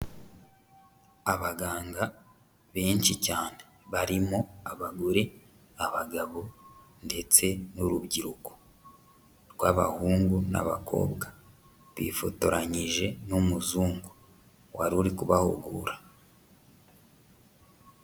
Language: Kinyarwanda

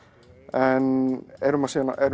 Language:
Icelandic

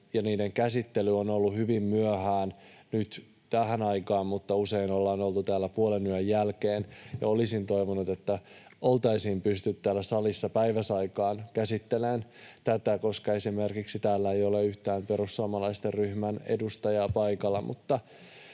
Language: Finnish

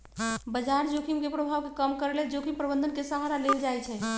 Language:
Magahi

